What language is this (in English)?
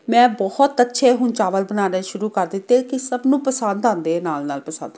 Punjabi